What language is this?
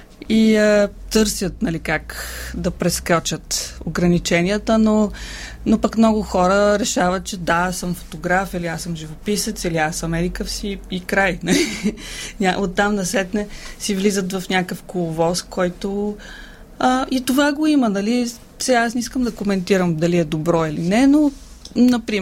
Bulgarian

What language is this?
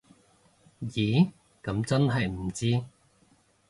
Cantonese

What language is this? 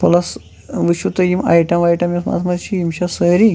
Kashmiri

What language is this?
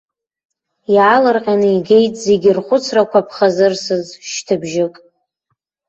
Abkhazian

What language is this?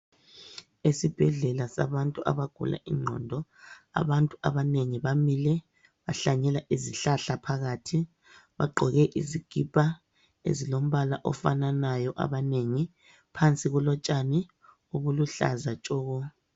North Ndebele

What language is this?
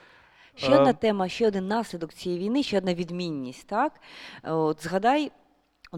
Ukrainian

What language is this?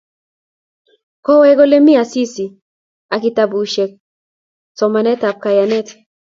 Kalenjin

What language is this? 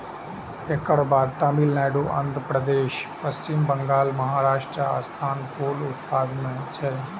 Maithili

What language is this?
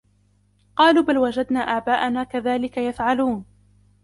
Arabic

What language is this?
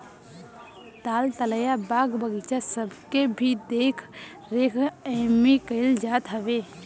Bhojpuri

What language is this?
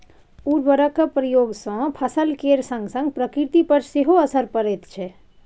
Maithili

